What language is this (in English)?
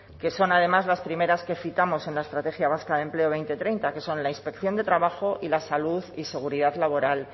Spanish